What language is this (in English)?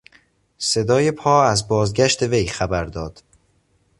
Persian